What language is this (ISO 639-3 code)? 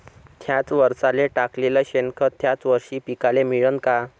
mar